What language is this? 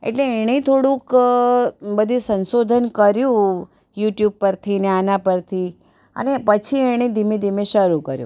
Gujarati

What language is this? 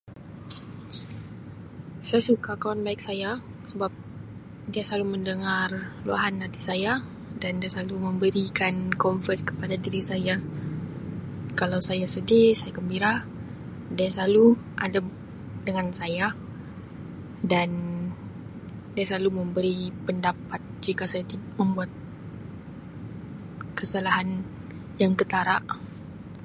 Sabah Malay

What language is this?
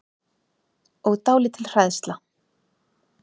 Icelandic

